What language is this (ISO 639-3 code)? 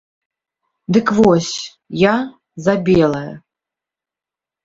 bel